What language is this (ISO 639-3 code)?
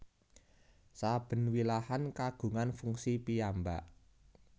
jav